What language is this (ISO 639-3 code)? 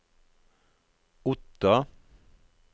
nor